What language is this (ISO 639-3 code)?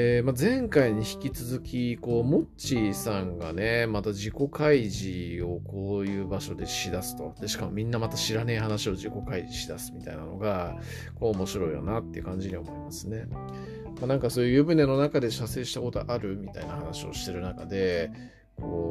jpn